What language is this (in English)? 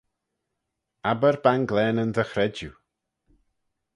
Manx